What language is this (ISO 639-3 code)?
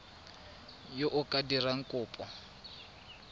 tsn